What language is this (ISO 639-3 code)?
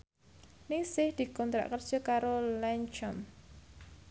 jav